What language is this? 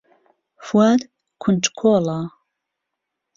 Central Kurdish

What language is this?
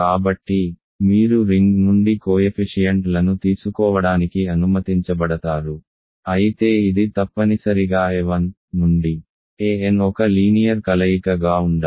Telugu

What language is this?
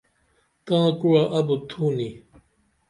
Dameli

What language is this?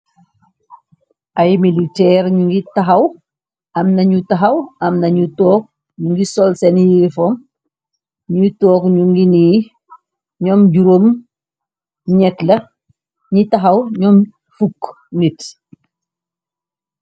Wolof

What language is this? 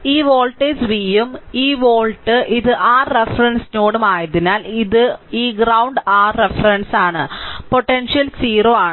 Malayalam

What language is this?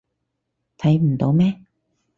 Cantonese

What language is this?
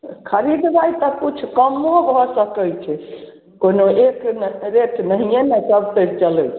Maithili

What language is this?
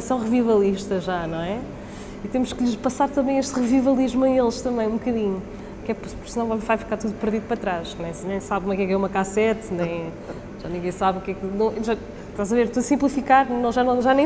Portuguese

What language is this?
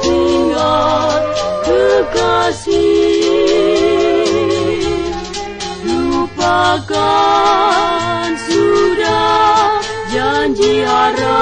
Romanian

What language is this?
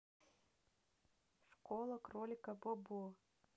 Russian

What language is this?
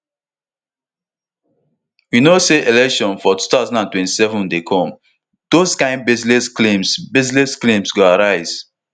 Nigerian Pidgin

